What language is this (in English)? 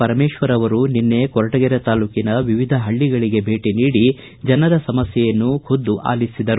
Kannada